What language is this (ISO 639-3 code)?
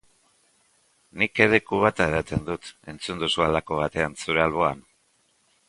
eus